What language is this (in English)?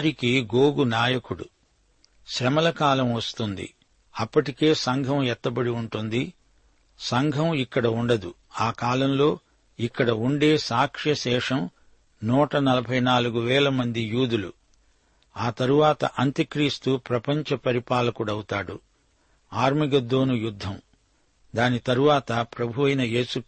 Telugu